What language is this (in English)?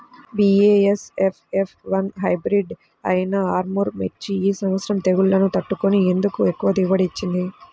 Telugu